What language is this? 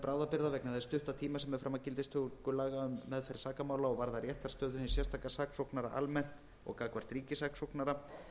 Icelandic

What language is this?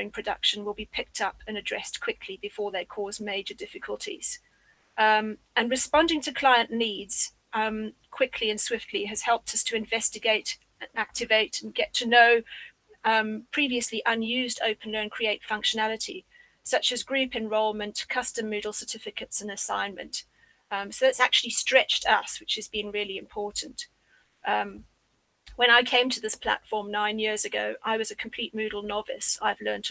English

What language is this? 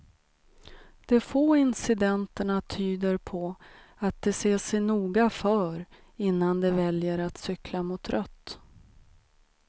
Swedish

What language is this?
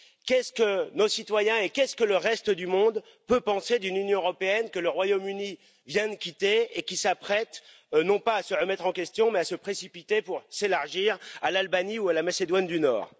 French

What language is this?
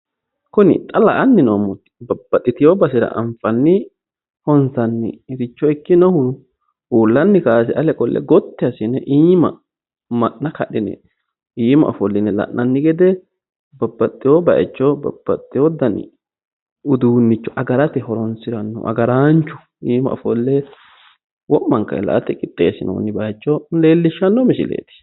Sidamo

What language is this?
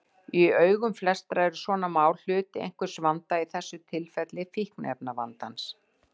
Icelandic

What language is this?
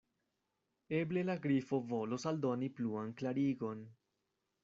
Esperanto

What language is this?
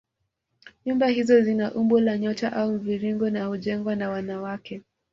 Swahili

